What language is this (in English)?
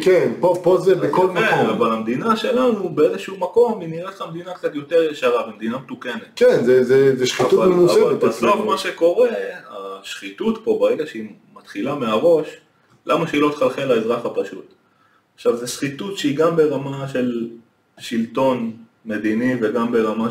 Hebrew